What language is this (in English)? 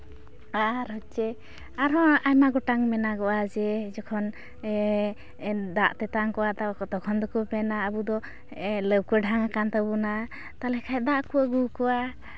Santali